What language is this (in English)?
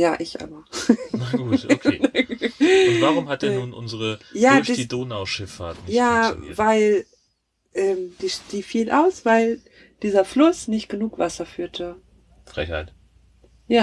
German